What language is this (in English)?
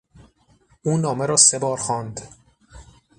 Persian